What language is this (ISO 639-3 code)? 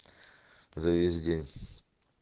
rus